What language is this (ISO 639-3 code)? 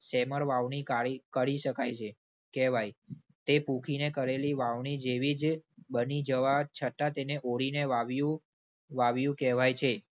guj